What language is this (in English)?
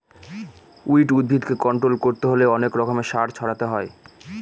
Bangla